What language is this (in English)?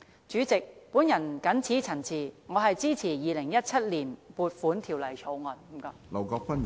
Cantonese